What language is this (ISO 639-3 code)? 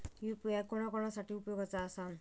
mar